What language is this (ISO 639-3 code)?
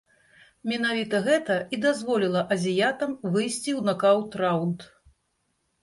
bel